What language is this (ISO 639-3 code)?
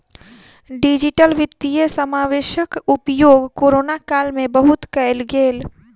mai